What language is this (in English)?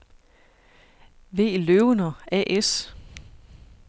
Danish